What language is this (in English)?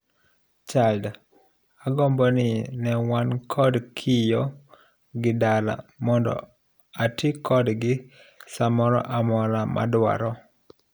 Luo (Kenya and Tanzania)